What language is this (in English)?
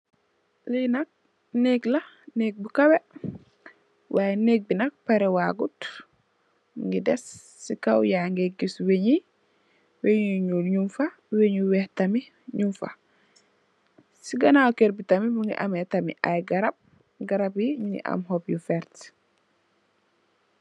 Wolof